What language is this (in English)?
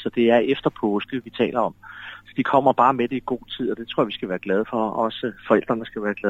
Danish